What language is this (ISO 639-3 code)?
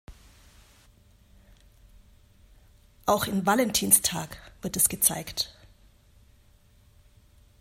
deu